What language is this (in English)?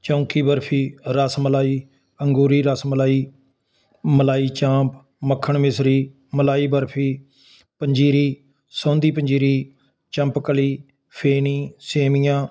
Punjabi